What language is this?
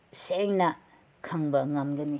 Manipuri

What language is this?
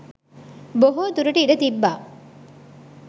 Sinhala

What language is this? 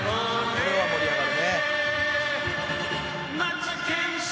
Japanese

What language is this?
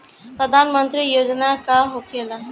Bhojpuri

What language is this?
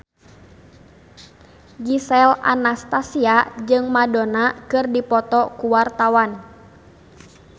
Sundanese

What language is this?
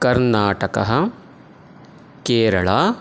Sanskrit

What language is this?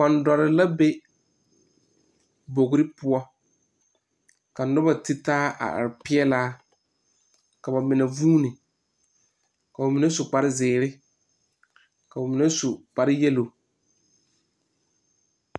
Southern Dagaare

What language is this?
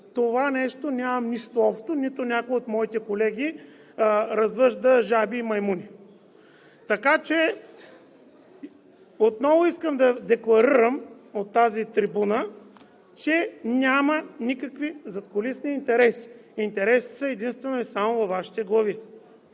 Bulgarian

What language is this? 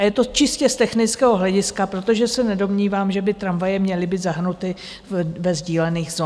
Czech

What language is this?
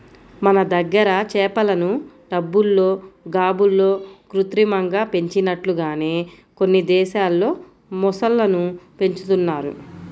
Telugu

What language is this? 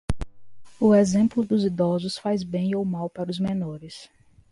Portuguese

